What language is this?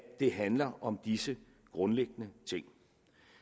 Danish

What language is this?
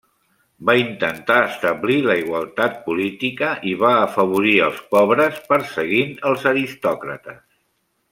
Catalan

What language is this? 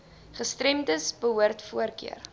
Afrikaans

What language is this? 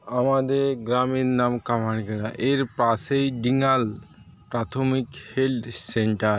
Bangla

